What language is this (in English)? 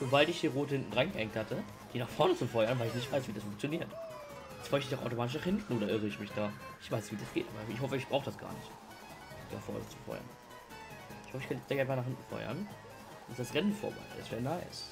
German